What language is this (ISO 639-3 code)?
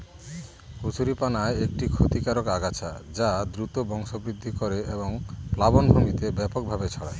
ben